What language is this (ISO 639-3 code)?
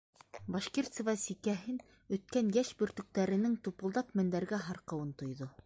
bak